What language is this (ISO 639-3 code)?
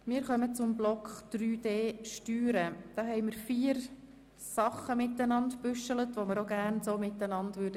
gsw